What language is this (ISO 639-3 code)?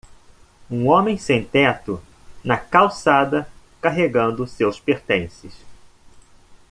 por